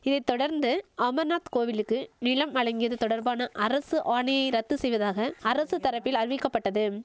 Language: Tamil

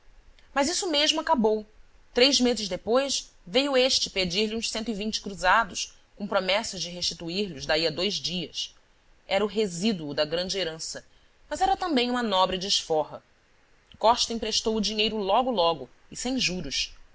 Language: Portuguese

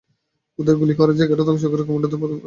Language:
Bangla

